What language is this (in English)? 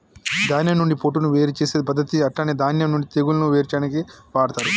Telugu